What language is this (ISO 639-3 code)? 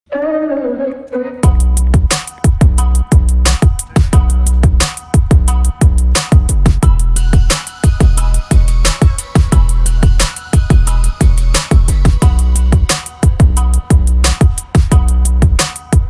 eng